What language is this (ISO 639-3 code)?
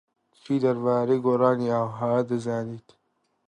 ckb